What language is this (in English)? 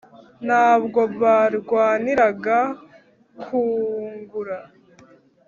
Kinyarwanda